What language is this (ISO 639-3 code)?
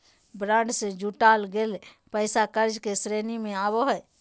mag